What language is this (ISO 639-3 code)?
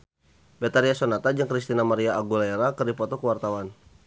sun